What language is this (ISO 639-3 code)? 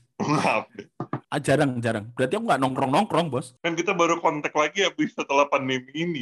ind